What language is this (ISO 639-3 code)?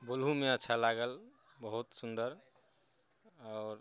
mai